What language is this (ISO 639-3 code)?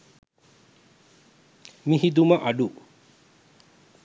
sin